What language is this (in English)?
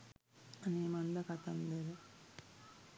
Sinhala